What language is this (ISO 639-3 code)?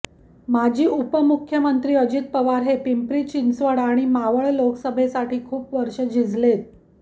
mar